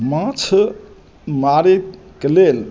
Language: Maithili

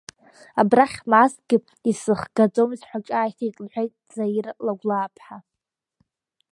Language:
Abkhazian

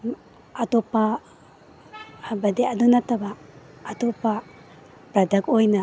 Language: Manipuri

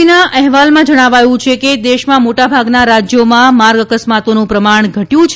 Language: Gujarati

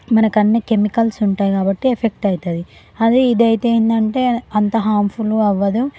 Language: Telugu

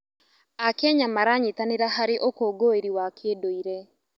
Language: Kikuyu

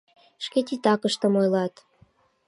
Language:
Mari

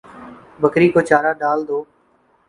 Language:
Urdu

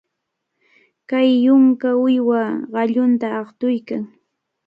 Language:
Cajatambo North Lima Quechua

